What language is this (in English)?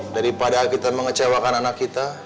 Indonesian